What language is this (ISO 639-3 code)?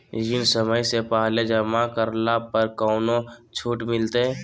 mag